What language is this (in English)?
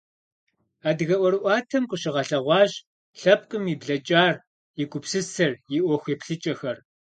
Kabardian